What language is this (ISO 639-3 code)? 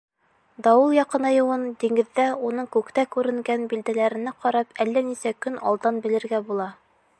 bak